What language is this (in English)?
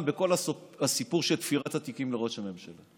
Hebrew